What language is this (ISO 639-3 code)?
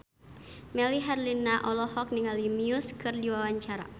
sun